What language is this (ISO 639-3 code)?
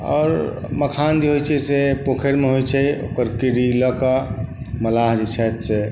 mai